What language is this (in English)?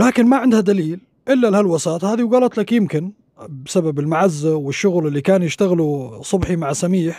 Arabic